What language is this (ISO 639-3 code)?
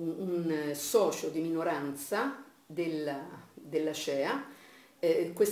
ita